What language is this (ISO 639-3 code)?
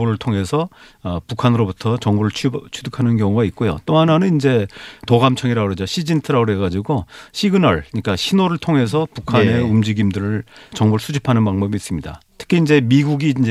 kor